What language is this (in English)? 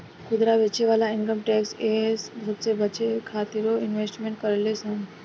Bhojpuri